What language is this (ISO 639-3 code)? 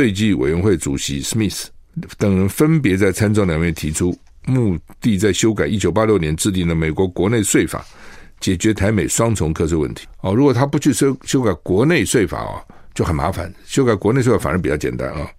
zho